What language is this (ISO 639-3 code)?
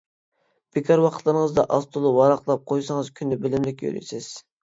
uig